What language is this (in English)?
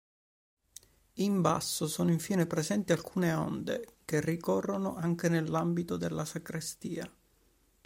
Italian